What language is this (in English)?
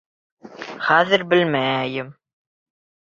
Bashkir